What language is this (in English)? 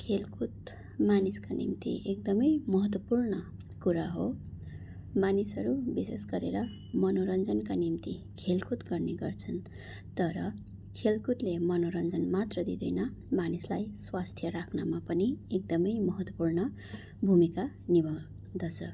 Nepali